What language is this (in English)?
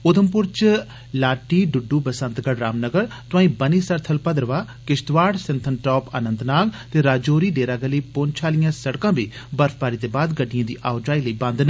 Dogri